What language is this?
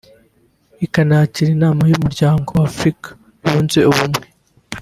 Kinyarwanda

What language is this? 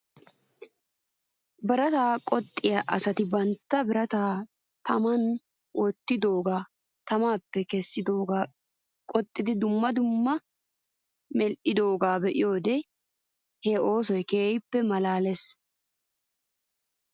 Wolaytta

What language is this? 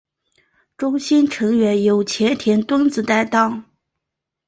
Chinese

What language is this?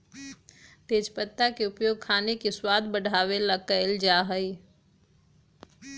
Magahi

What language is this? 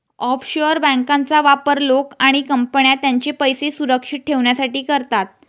Marathi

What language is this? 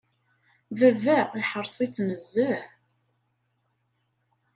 Kabyle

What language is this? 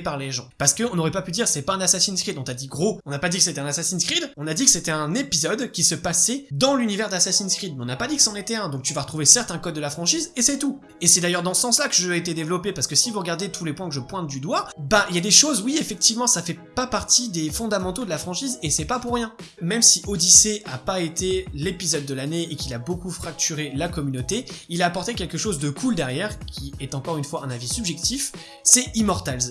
French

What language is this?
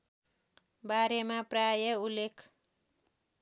Nepali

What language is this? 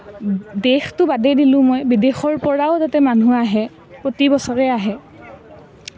Assamese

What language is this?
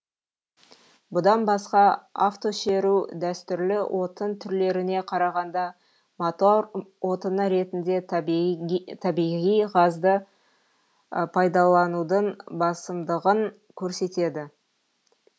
Kazakh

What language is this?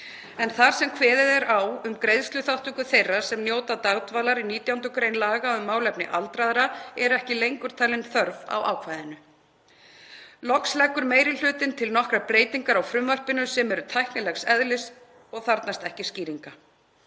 Icelandic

